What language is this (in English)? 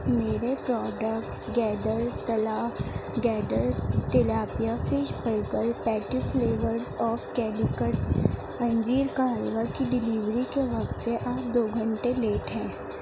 Urdu